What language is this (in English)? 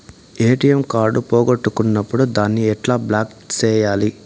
Telugu